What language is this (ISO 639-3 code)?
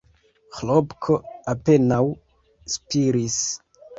epo